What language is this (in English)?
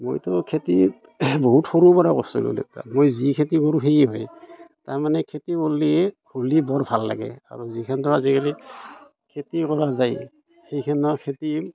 Assamese